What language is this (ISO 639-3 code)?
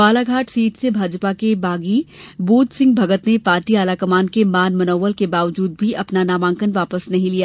hin